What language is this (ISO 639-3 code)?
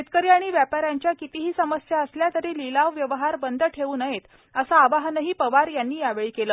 mar